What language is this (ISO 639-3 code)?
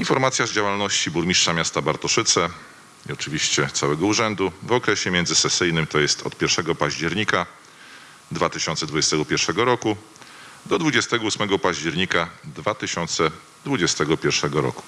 pol